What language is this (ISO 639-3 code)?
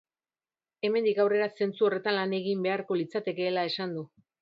eus